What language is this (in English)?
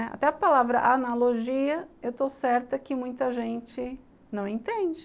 Portuguese